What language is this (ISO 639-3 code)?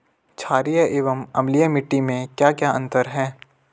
hin